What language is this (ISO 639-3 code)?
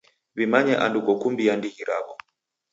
dav